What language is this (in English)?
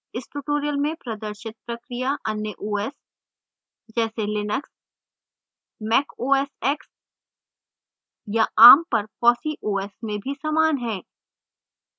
Hindi